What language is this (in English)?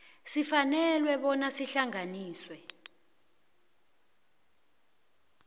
South Ndebele